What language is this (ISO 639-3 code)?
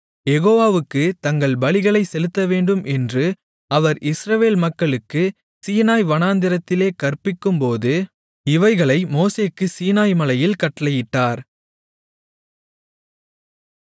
tam